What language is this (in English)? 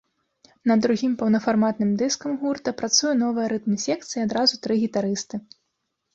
Belarusian